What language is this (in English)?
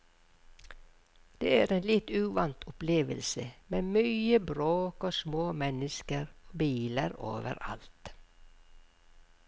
Norwegian